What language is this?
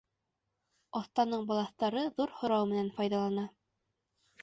Bashkir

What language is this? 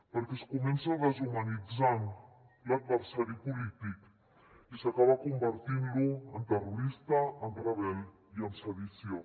Catalan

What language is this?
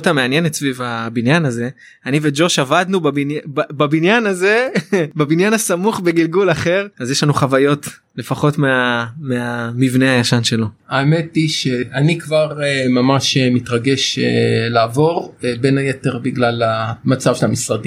Hebrew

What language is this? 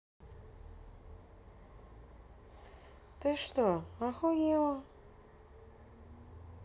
Russian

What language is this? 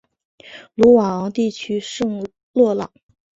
Chinese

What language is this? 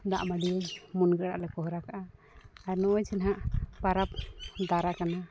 Santali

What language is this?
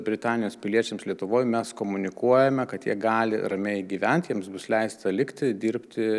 Lithuanian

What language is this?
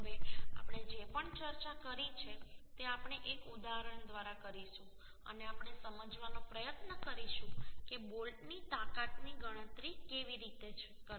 Gujarati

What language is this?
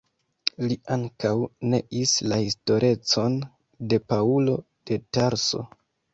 Esperanto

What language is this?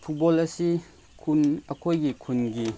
Manipuri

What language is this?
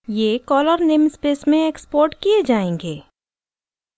Hindi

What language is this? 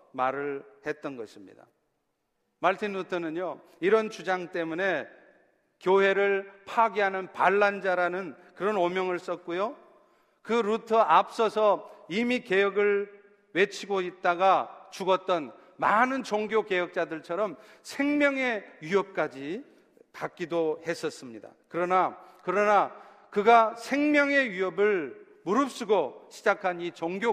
Korean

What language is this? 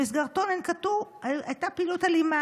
Hebrew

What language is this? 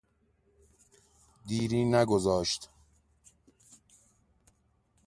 Persian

